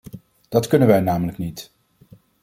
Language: Dutch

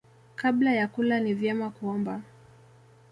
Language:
Swahili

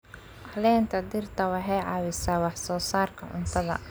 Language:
Somali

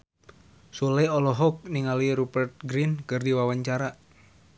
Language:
Sundanese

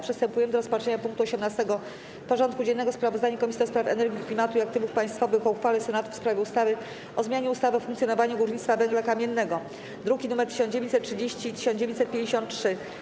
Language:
Polish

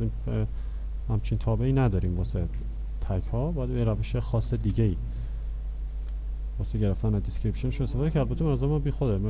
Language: Persian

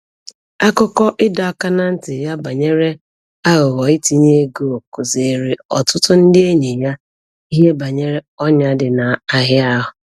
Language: Igbo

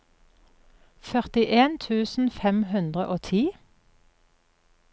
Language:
Norwegian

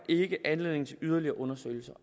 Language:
Danish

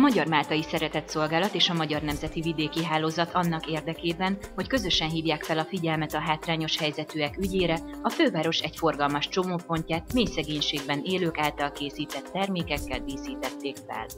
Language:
Hungarian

